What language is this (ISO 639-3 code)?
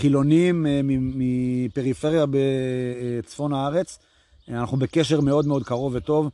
heb